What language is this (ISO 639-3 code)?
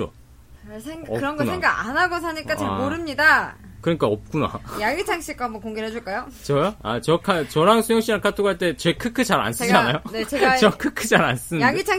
kor